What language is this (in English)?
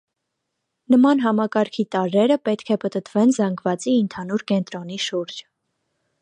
Armenian